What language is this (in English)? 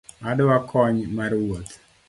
Luo (Kenya and Tanzania)